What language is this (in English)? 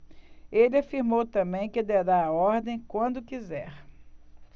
Portuguese